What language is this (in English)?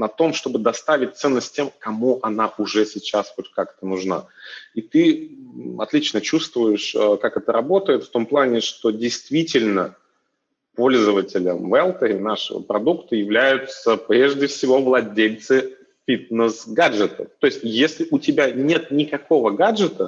Russian